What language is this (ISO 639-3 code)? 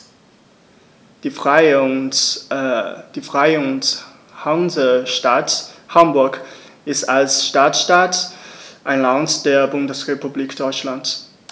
deu